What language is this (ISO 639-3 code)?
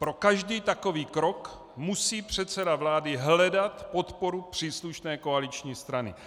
ces